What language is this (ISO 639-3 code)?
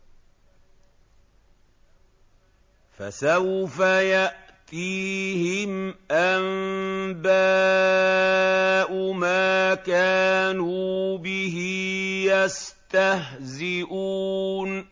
ara